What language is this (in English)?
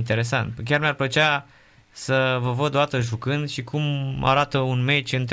Romanian